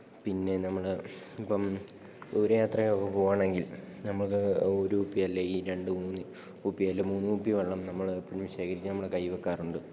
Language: Malayalam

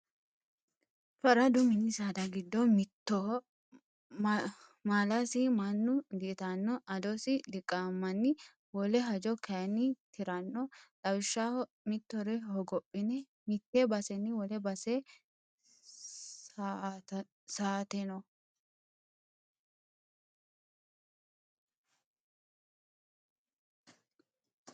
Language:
Sidamo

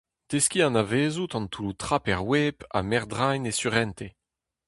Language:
Breton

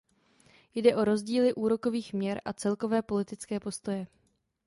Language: Czech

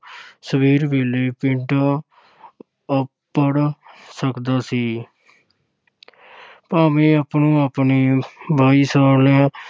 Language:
Punjabi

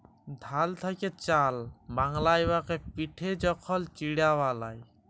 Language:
Bangla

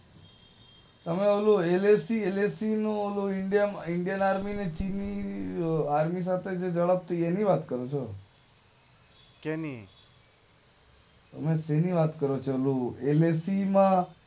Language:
Gujarati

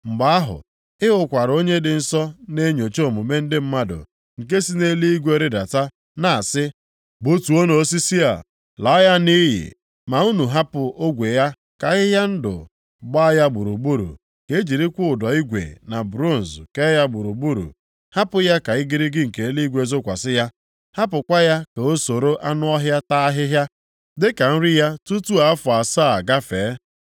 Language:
Igbo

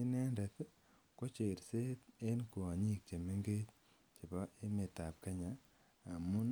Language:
Kalenjin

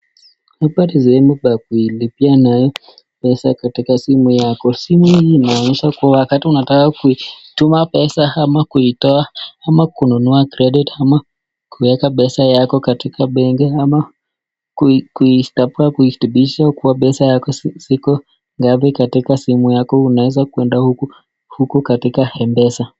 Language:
Swahili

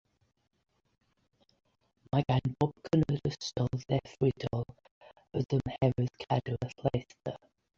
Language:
Welsh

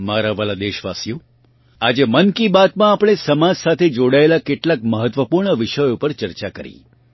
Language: Gujarati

